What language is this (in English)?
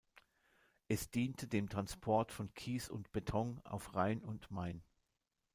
German